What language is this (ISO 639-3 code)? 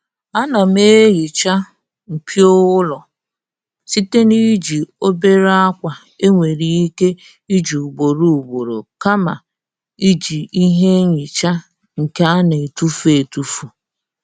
ibo